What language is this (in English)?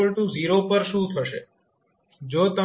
Gujarati